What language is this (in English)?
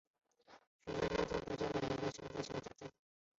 Chinese